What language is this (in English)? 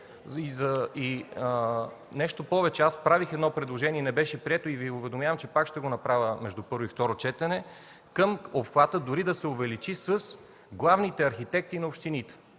Bulgarian